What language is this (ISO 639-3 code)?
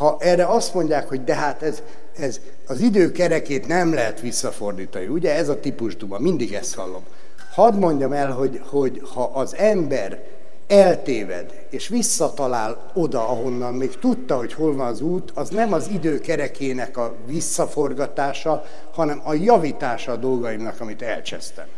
hun